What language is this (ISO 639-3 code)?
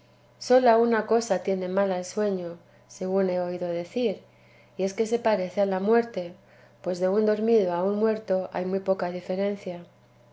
spa